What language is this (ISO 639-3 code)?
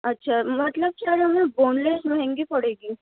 urd